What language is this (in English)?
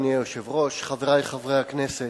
Hebrew